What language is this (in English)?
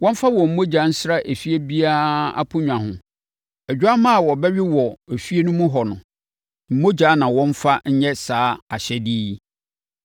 Akan